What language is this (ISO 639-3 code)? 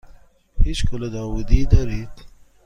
fas